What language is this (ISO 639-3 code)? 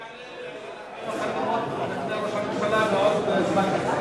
heb